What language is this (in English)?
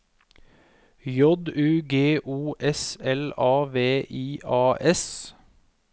Norwegian